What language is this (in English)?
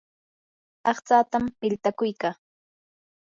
Yanahuanca Pasco Quechua